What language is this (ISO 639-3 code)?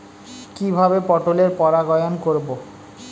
ben